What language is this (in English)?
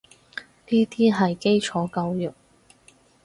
Cantonese